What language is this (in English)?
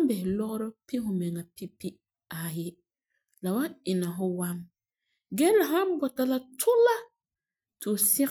Frafra